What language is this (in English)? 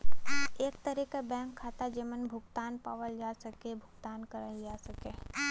Bhojpuri